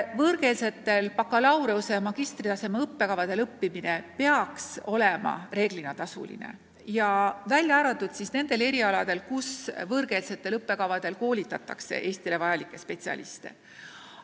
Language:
Estonian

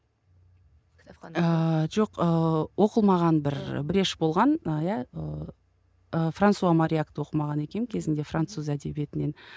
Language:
Kazakh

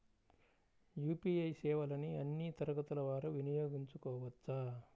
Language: Telugu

